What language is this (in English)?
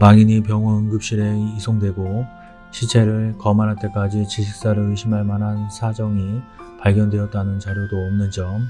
Korean